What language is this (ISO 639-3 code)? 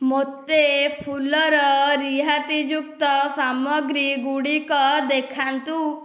ori